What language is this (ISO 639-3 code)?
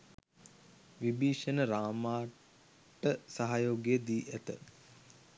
sin